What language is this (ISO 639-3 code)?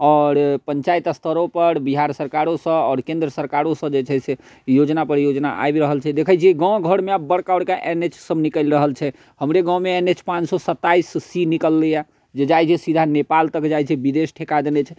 mai